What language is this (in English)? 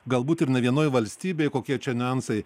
Lithuanian